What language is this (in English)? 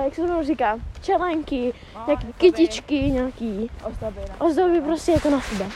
Czech